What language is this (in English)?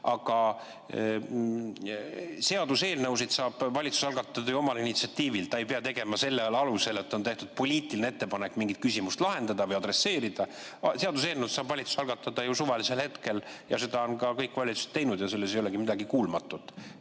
Estonian